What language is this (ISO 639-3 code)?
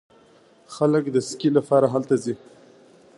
pus